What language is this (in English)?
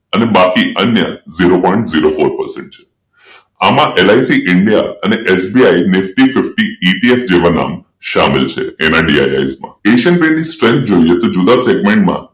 Gujarati